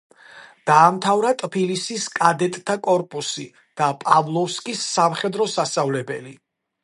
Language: Georgian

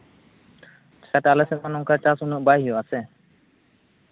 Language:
Santali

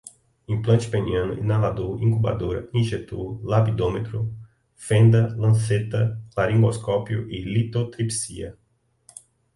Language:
Portuguese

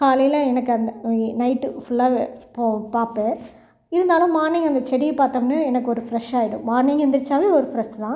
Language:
Tamil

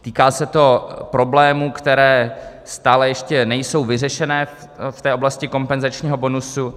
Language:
Czech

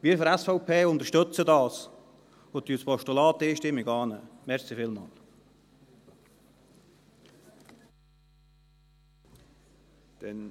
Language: Swiss German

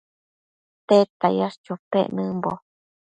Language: Matsés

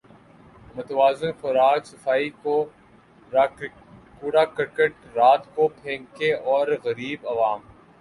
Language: Urdu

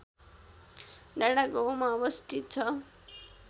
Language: Nepali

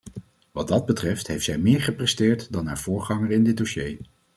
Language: Dutch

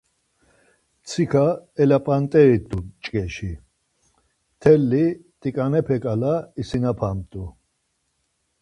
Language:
Laz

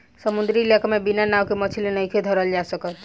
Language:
Bhojpuri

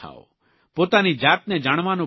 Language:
Gujarati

